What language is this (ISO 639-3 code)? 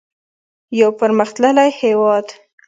pus